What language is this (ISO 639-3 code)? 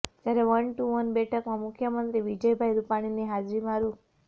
guj